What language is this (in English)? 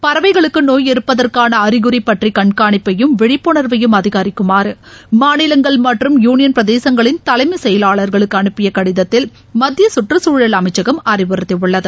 Tamil